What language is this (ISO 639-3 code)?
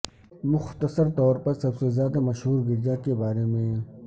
urd